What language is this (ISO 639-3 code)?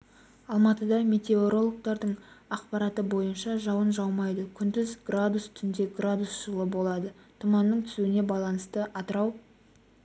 kaz